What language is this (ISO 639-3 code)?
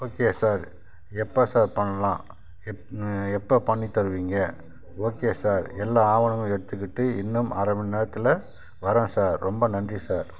tam